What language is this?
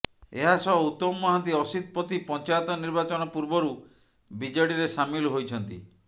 Odia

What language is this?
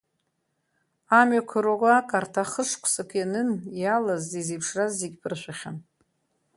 Abkhazian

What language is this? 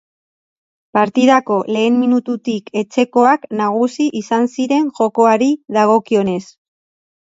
Basque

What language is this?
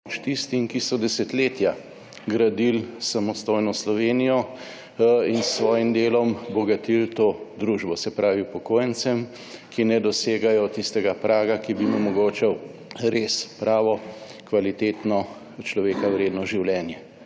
Slovenian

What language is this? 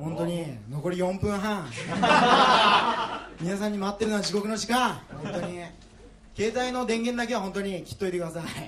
Japanese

